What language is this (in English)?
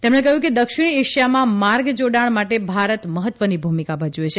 Gujarati